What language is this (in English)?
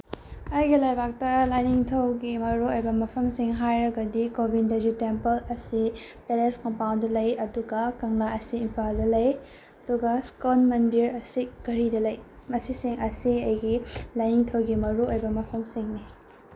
Manipuri